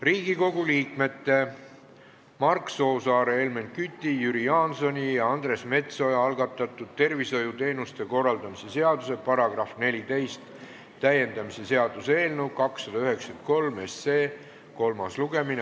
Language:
Estonian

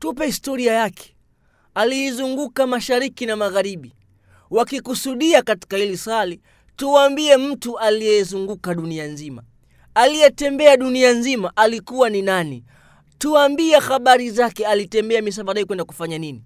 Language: Swahili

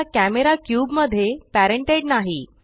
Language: Marathi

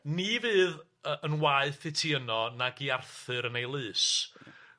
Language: Welsh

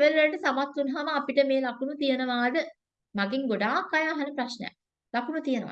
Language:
Turkish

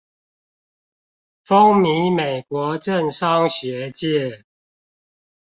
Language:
Chinese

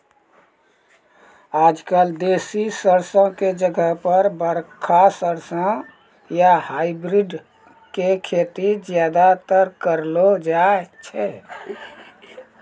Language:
Maithili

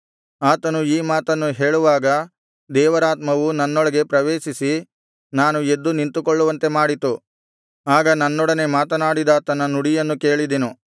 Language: Kannada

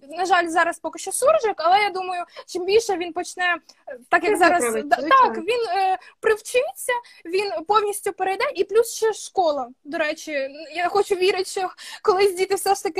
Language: Ukrainian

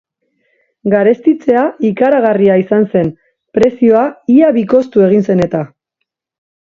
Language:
Basque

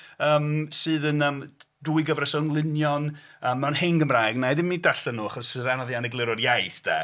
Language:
Welsh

